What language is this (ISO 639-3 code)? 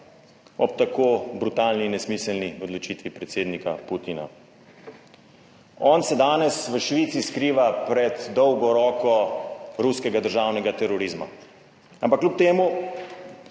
slv